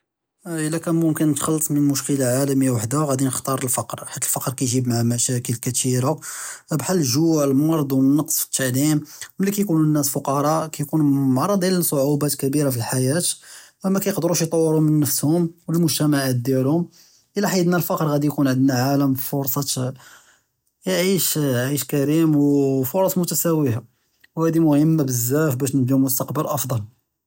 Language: Judeo-Arabic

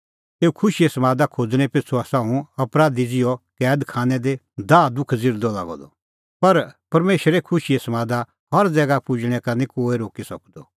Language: Kullu Pahari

